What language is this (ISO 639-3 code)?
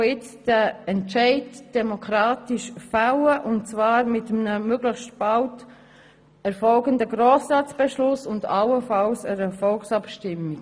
gsw